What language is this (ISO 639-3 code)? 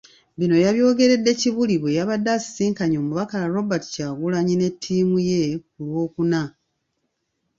lug